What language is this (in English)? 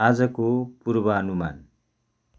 Nepali